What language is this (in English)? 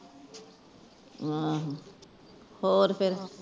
Punjabi